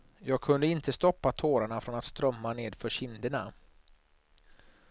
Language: Swedish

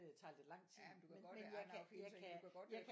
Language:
Danish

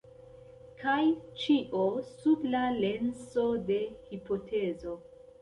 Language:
Esperanto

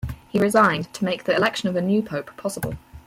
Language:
English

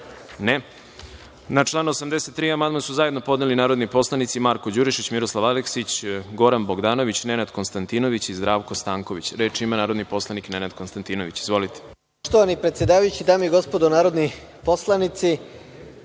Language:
Serbian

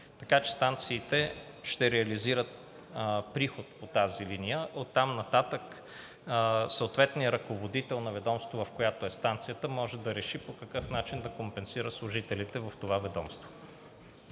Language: Bulgarian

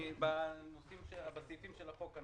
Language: Hebrew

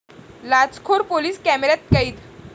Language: Marathi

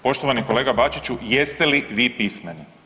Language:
Croatian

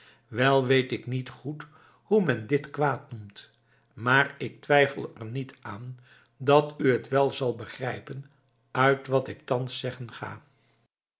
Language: Dutch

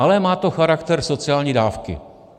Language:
Czech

